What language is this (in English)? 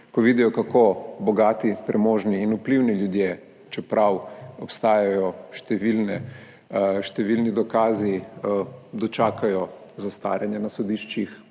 Slovenian